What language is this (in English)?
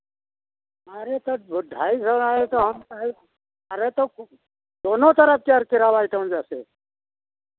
Hindi